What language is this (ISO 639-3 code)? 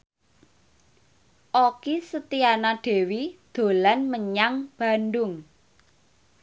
jav